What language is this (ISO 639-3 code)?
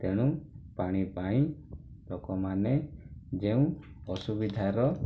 ori